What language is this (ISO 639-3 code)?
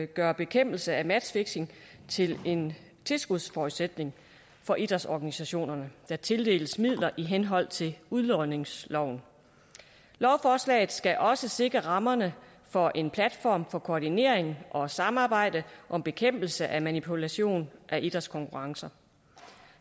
dan